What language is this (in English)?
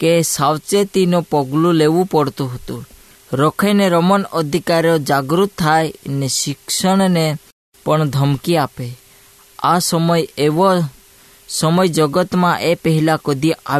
Hindi